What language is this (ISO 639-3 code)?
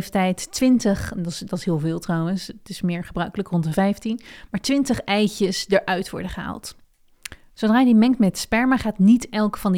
nld